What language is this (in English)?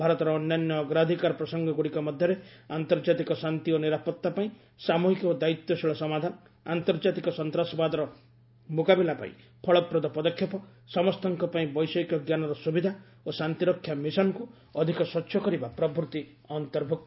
Odia